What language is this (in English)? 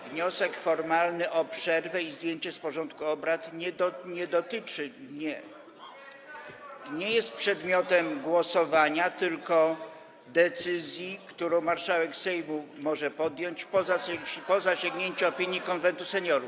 Polish